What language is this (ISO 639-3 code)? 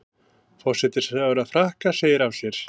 isl